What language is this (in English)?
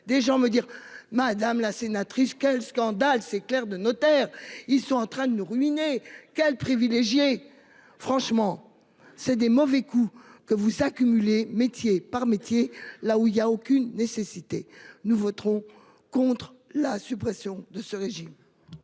French